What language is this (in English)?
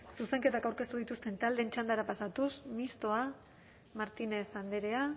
Basque